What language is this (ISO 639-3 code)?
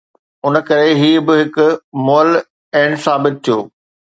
snd